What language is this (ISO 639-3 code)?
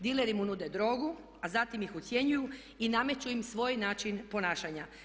hrv